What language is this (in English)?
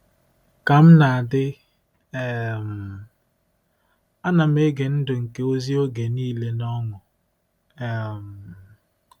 Igbo